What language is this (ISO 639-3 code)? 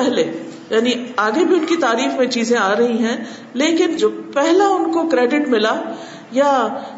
urd